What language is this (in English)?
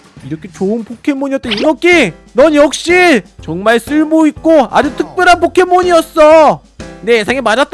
Korean